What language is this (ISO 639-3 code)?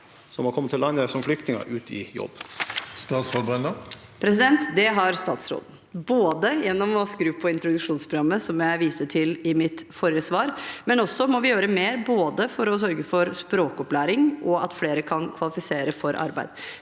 nor